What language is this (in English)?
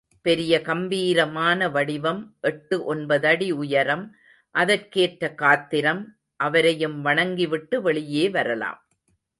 Tamil